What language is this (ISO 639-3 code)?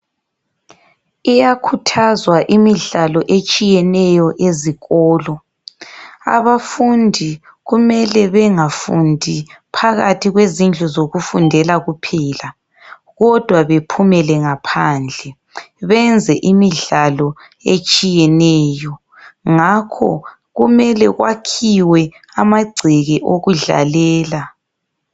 nde